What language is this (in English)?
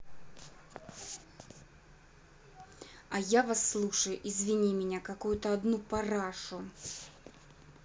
Russian